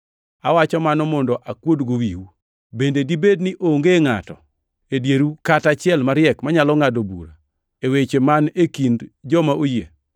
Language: Luo (Kenya and Tanzania)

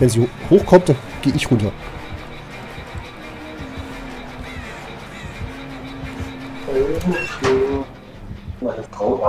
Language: German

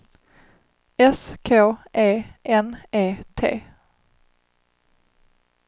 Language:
Swedish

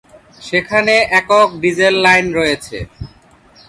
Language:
Bangla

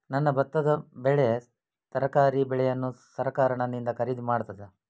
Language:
Kannada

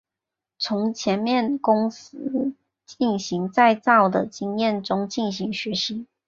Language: Chinese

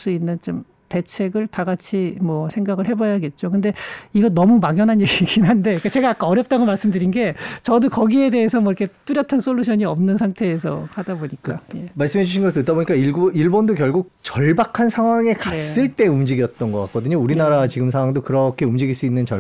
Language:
Korean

